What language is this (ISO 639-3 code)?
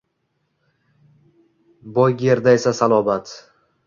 uzb